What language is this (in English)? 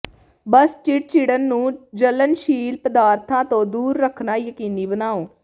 Punjabi